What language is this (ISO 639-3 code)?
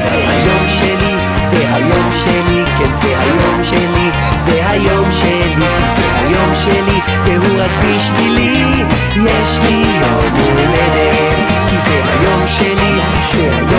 heb